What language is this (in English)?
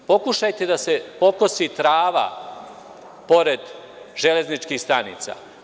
Serbian